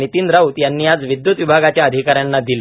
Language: Marathi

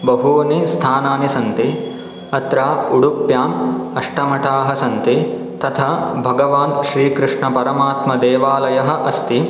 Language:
Sanskrit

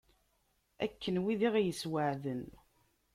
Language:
Kabyle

